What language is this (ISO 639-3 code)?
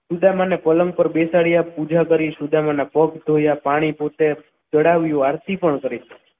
guj